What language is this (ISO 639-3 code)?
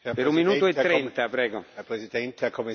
deu